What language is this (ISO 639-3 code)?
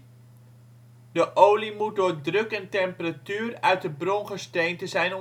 nld